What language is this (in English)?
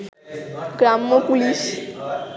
Bangla